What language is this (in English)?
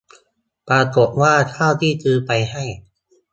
Thai